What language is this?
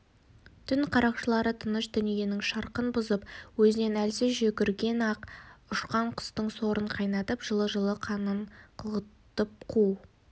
Kazakh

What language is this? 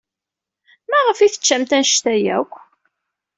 Kabyle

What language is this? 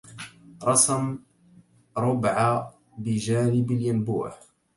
Arabic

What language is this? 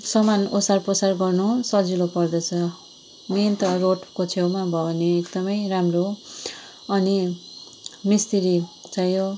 Nepali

